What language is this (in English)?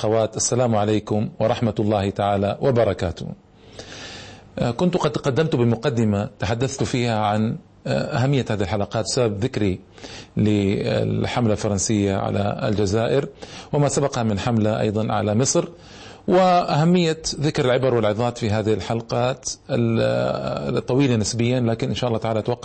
Arabic